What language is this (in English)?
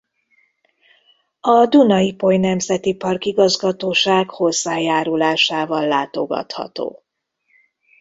Hungarian